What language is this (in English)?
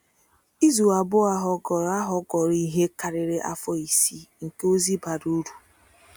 Igbo